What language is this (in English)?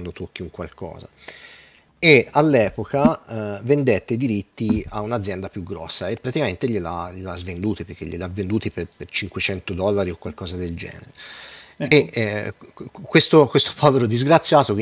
Italian